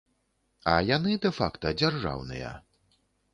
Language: Belarusian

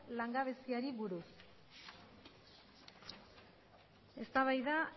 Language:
Basque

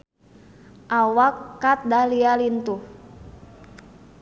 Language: Sundanese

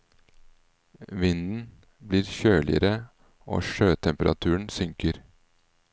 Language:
Norwegian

